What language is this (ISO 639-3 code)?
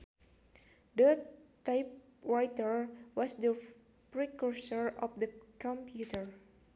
sun